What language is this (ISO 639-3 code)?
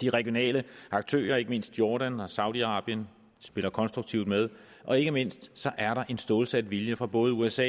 dan